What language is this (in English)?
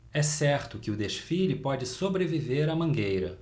Portuguese